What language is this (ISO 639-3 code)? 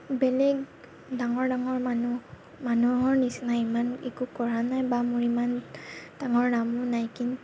asm